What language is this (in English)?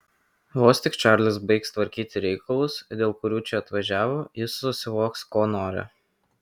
Lithuanian